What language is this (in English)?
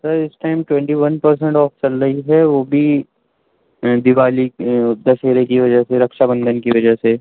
Urdu